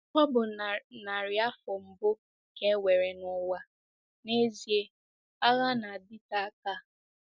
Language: Igbo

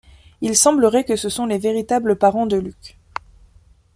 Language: French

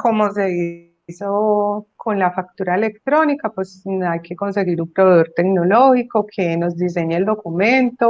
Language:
Spanish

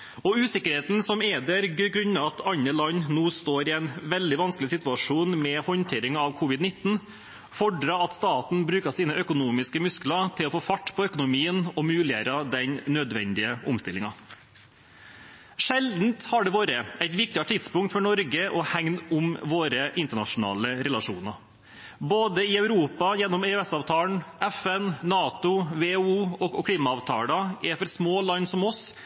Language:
Norwegian Bokmål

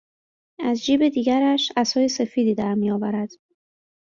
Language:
Persian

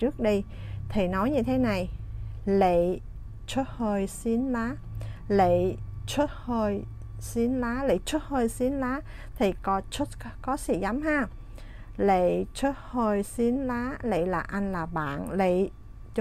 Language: Vietnamese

